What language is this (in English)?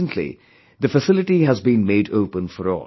English